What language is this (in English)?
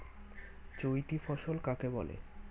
Bangla